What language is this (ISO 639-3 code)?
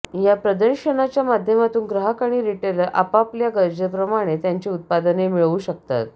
mar